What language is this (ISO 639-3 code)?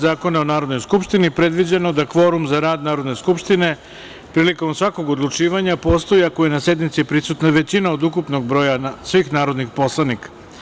srp